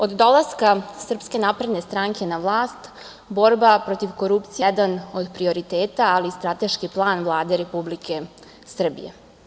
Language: Serbian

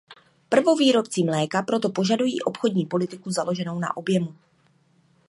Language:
Czech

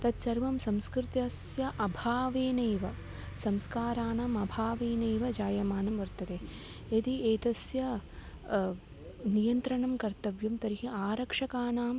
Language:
Sanskrit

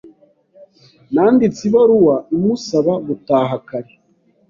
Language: Kinyarwanda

